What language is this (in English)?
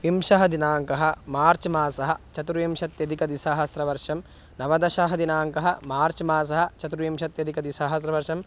Sanskrit